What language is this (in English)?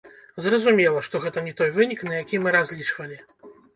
Belarusian